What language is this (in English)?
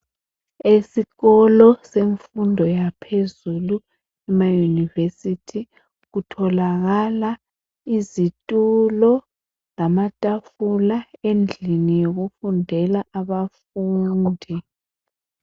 North Ndebele